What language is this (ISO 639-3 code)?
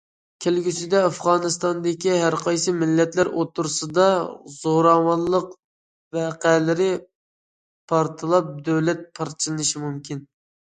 uig